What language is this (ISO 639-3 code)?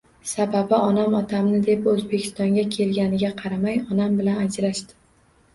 uzb